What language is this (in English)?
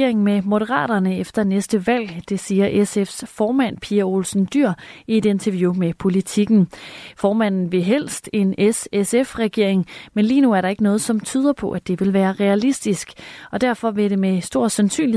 Danish